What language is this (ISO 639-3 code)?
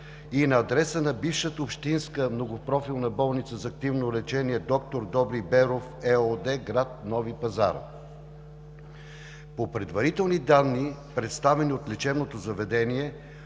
bul